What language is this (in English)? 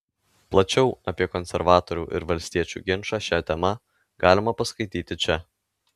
Lithuanian